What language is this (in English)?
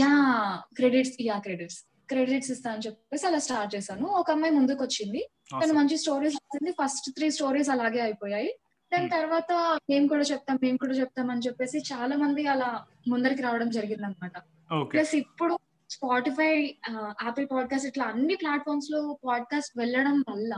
Telugu